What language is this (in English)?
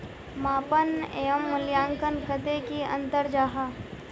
Magahi